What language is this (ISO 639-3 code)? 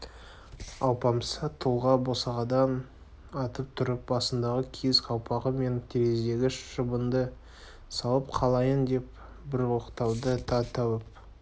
kaz